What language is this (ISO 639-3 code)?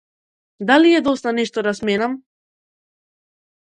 mkd